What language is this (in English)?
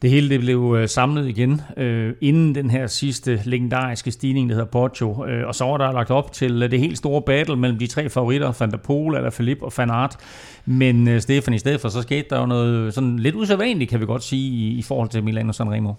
Danish